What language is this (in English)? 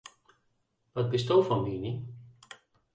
Western Frisian